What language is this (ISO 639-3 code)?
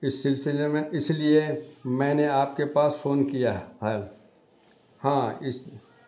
urd